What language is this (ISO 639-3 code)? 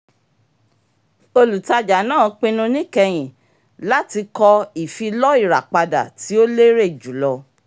yor